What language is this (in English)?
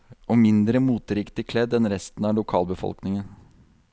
Norwegian